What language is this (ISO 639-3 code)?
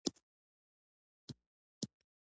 pus